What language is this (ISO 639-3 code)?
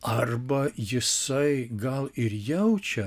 lit